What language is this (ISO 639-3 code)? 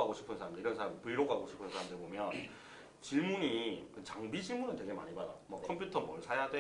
kor